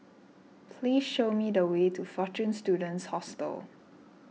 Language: English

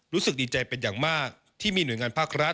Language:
Thai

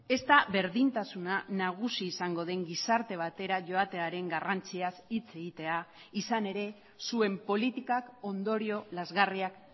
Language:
Basque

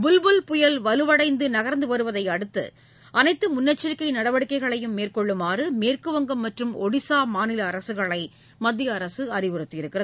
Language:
Tamil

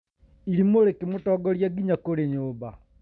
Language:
Kikuyu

